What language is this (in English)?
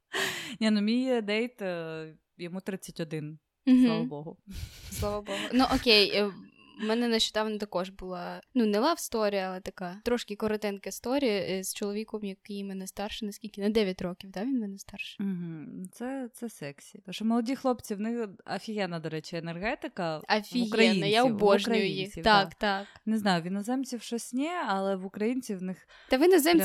Ukrainian